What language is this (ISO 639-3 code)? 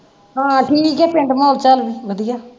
pan